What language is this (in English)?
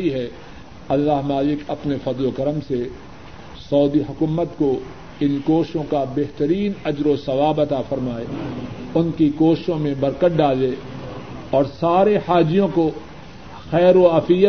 Urdu